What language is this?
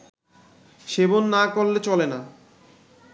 Bangla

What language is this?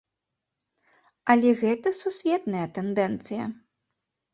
Belarusian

